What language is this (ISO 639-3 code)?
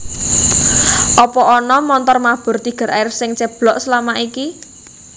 jav